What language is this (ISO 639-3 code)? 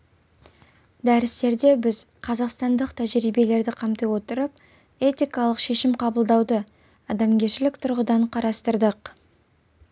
kaz